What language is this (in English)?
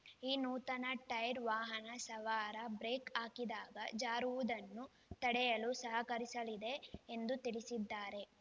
Kannada